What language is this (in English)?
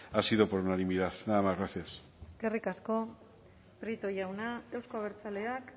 Basque